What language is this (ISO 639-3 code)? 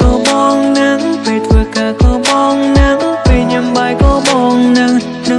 vie